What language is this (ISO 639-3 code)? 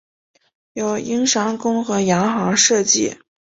zho